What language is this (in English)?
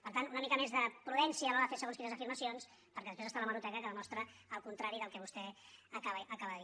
Catalan